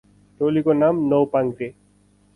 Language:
Nepali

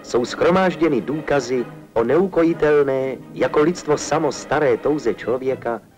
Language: Czech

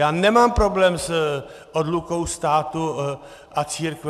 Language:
Czech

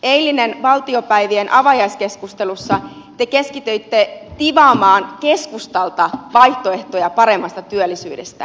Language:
Finnish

